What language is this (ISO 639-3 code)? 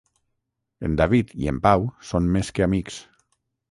cat